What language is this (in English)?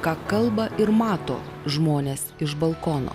Lithuanian